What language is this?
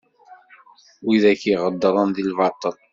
Kabyle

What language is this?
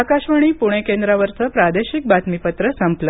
Marathi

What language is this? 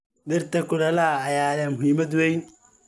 Somali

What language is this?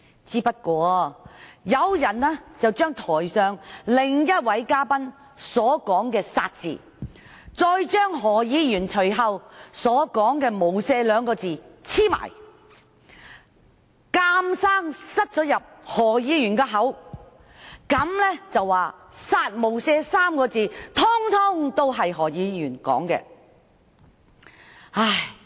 Cantonese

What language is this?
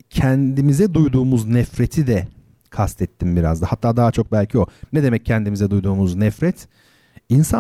Turkish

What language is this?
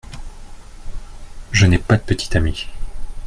French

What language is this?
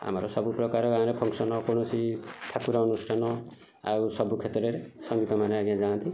Odia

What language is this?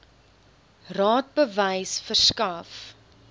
Afrikaans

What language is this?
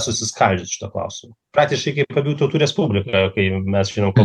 Lithuanian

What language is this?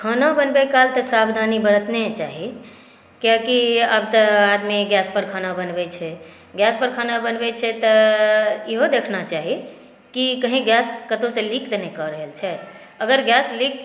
Maithili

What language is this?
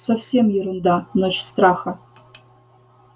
Russian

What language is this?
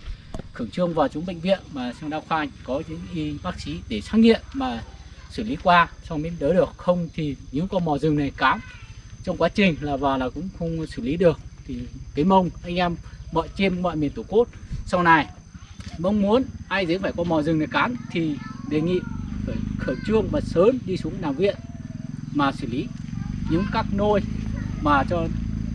Vietnamese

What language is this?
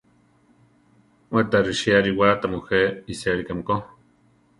Central Tarahumara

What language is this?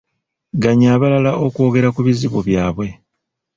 Ganda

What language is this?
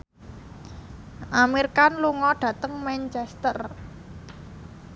Javanese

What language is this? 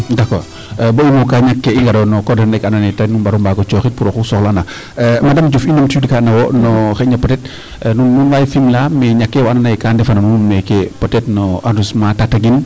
Serer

